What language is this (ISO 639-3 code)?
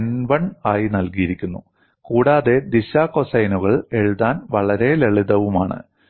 mal